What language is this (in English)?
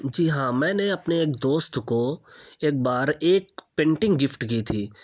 Urdu